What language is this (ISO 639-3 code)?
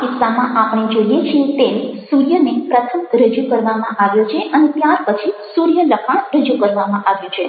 guj